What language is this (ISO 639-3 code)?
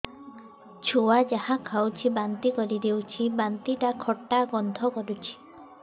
ori